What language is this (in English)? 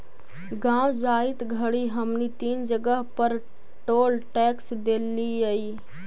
Magahi